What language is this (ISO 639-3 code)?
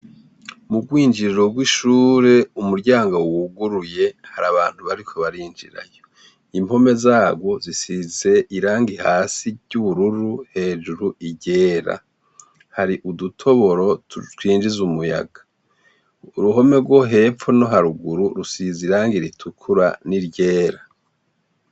run